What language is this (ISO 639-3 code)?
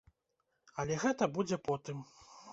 bel